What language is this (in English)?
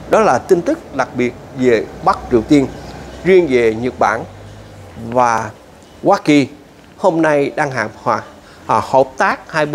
Vietnamese